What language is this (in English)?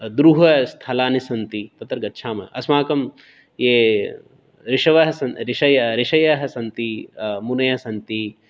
Sanskrit